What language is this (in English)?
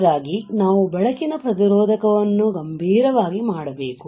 Kannada